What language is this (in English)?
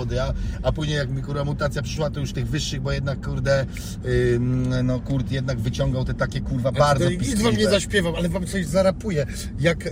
Polish